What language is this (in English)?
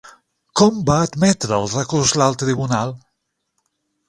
Catalan